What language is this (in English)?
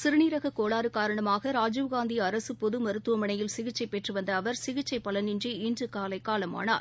Tamil